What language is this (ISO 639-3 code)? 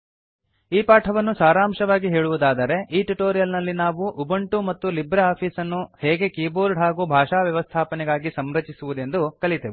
kan